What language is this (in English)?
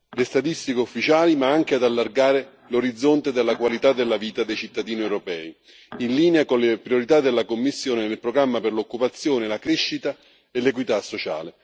Italian